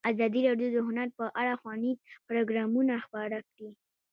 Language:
Pashto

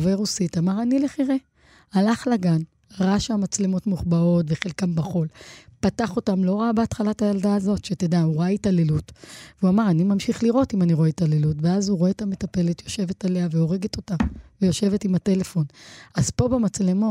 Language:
Hebrew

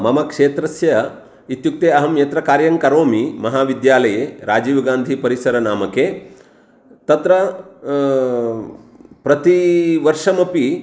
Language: Sanskrit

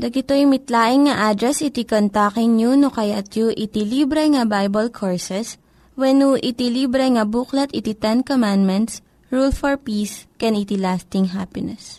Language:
Filipino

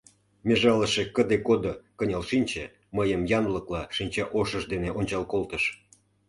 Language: Mari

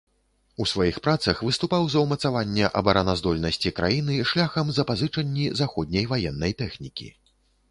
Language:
Belarusian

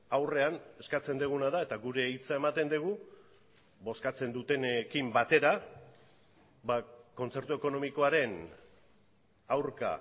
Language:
Basque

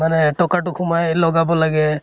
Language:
Assamese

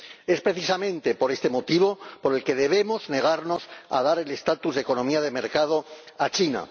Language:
Spanish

